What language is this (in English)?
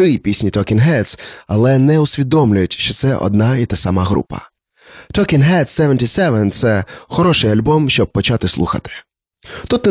Ukrainian